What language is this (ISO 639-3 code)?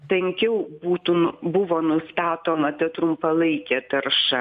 lit